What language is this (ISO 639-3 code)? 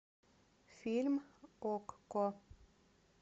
rus